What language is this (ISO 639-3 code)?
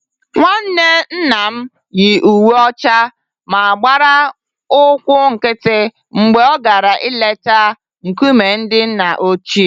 ibo